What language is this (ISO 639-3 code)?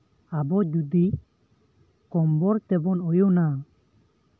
sat